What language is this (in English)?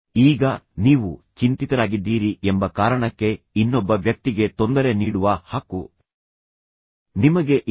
Kannada